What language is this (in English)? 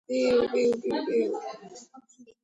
Georgian